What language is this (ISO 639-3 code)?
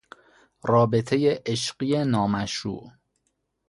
fas